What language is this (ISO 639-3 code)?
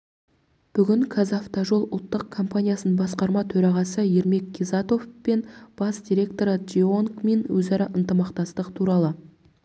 kaz